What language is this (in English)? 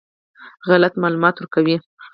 Pashto